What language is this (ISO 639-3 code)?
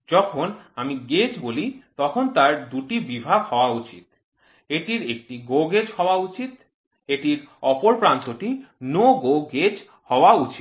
ben